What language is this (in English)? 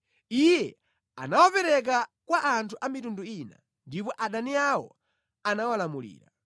Nyanja